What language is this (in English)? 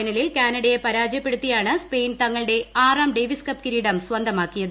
Malayalam